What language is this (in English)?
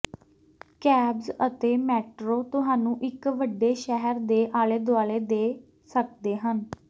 Punjabi